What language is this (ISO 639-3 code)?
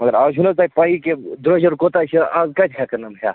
kas